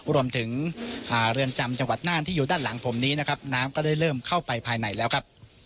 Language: Thai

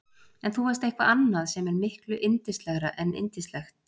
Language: Icelandic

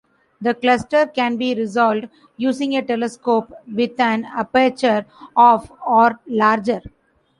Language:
English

